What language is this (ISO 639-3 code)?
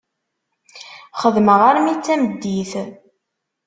kab